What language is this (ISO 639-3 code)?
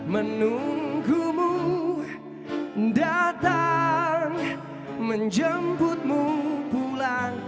ind